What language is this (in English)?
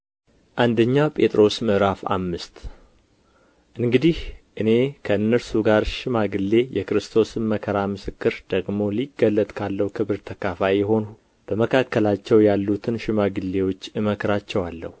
Amharic